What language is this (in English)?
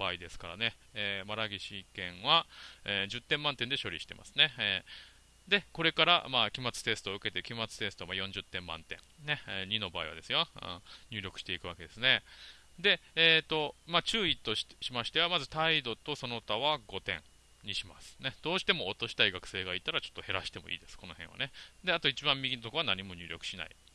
Japanese